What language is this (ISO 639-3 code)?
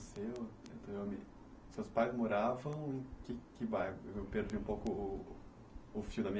por